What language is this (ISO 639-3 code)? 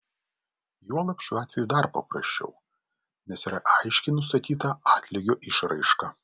lit